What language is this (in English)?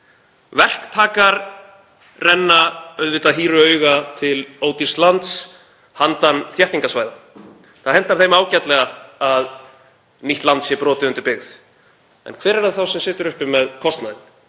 Icelandic